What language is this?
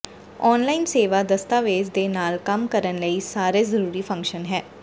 Punjabi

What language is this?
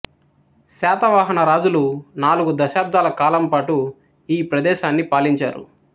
Telugu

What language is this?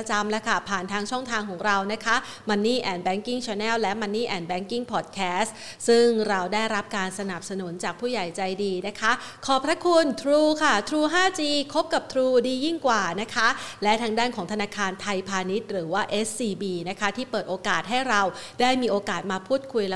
Thai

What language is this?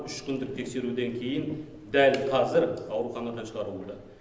Kazakh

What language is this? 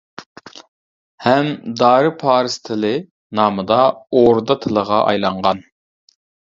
Uyghur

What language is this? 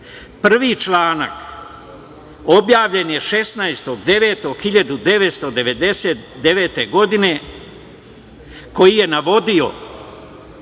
Serbian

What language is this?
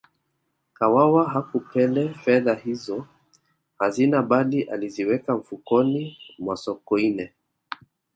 Swahili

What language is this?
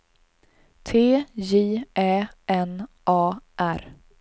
Swedish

